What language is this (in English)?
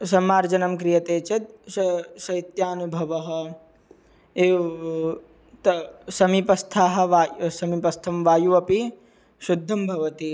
Sanskrit